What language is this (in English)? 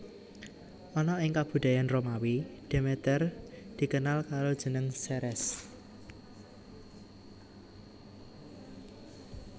Javanese